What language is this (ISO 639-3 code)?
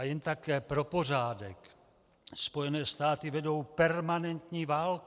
ces